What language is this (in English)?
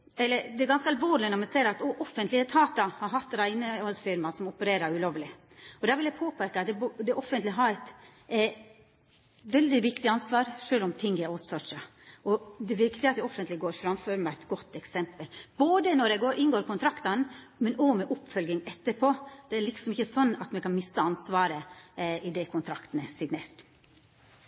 Norwegian Nynorsk